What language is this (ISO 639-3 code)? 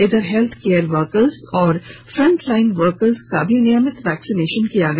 hin